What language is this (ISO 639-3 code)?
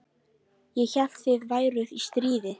isl